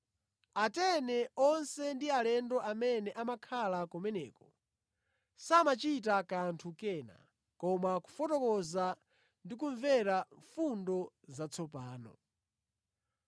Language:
Nyanja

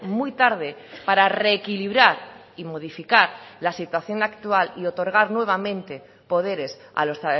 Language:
Spanish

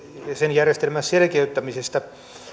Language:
Finnish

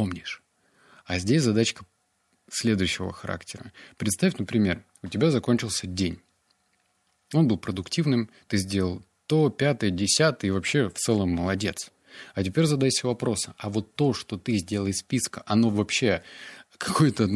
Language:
Russian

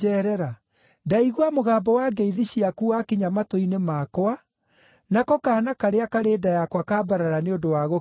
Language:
Kikuyu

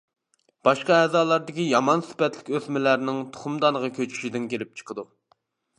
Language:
Uyghur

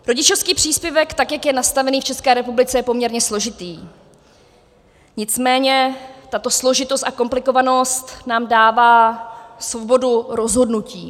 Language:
Czech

